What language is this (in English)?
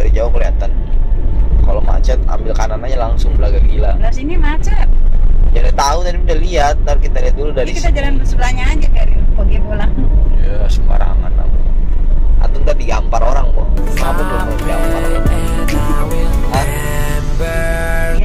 Indonesian